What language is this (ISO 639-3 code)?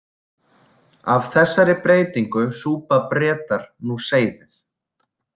isl